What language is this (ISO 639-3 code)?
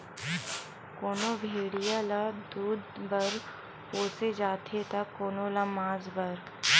hne